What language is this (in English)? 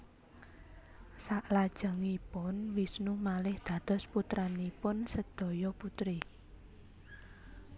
Javanese